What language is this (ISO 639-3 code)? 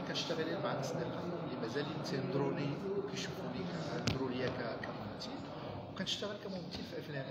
ara